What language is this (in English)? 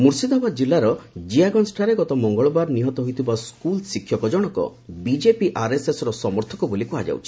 Odia